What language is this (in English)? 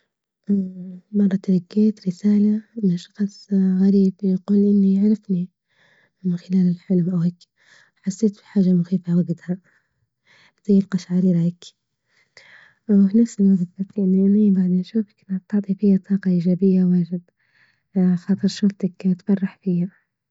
Libyan Arabic